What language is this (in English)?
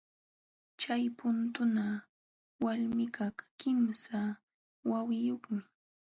Jauja Wanca Quechua